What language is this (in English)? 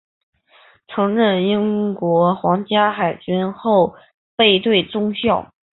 Chinese